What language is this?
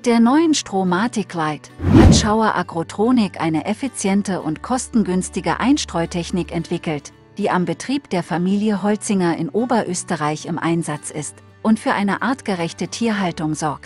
German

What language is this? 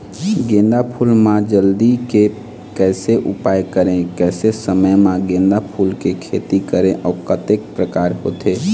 Chhattisgarhi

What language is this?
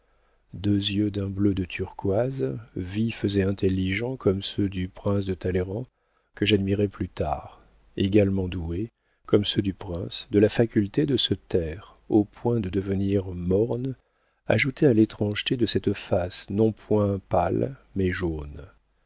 French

